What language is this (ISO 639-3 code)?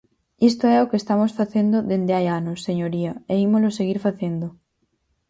glg